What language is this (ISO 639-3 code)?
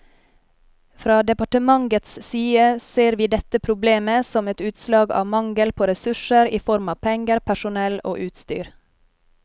nor